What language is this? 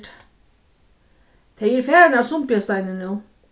Faroese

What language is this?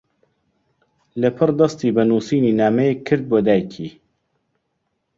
Central Kurdish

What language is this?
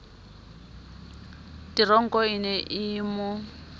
Southern Sotho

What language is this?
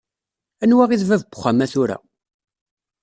Kabyle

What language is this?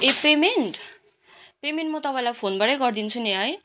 Nepali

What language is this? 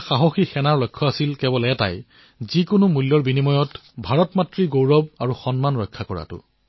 Assamese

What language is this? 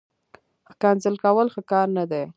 Pashto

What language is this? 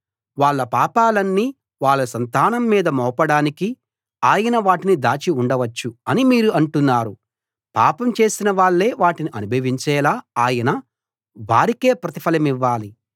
Telugu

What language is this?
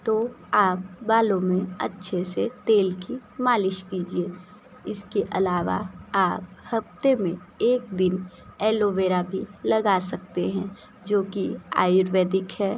Hindi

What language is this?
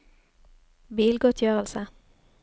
Norwegian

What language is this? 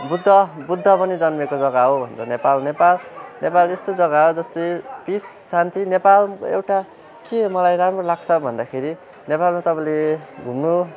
Nepali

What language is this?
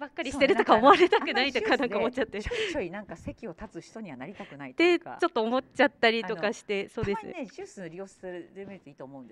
Japanese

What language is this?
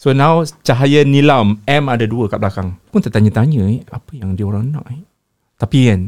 Malay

